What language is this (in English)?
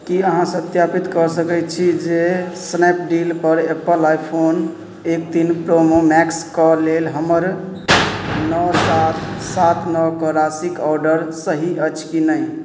Maithili